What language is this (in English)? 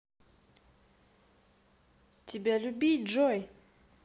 Russian